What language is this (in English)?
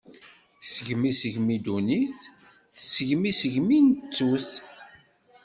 Kabyle